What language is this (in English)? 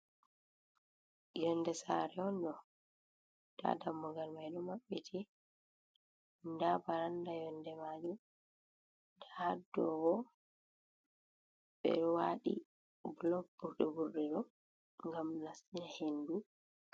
Fula